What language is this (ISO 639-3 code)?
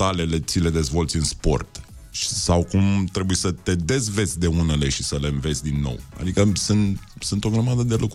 ron